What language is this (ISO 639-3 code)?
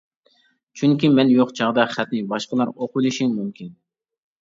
uig